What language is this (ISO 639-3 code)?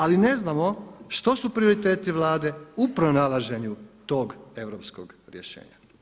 hrv